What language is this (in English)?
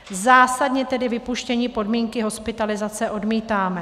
Czech